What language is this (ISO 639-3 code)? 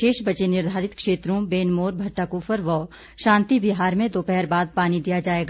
hin